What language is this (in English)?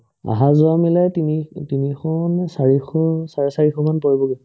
Assamese